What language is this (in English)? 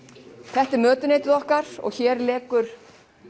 Icelandic